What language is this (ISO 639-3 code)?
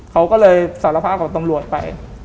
tha